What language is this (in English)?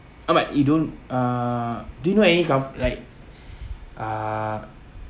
English